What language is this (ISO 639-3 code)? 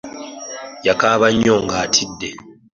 lug